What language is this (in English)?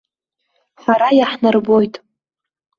Abkhazian